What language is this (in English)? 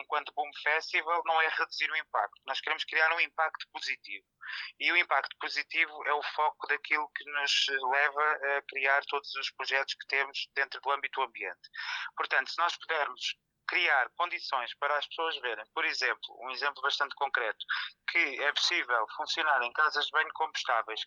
Portuguese